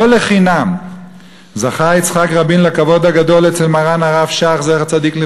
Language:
Hebrew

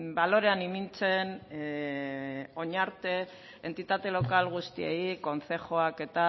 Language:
Basque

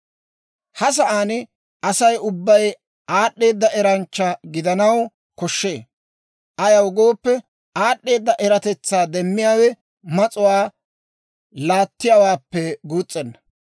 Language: Dawro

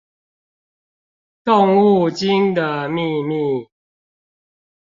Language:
Chinese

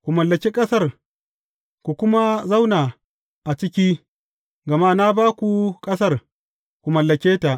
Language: Hausa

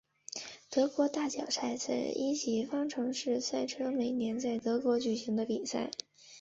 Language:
Chinese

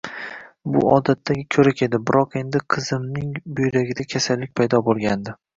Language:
Uzbek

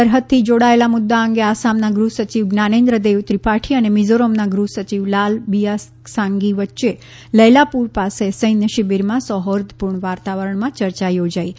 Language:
Gujarati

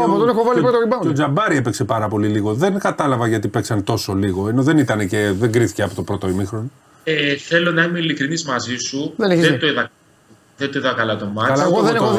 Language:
Greek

